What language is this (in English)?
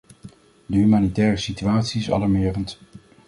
Dutch